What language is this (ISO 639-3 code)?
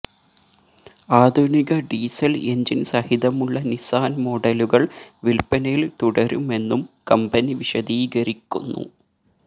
mal